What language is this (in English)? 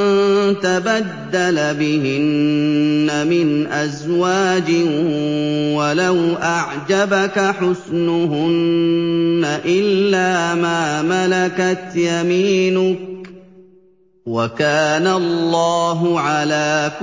Arabic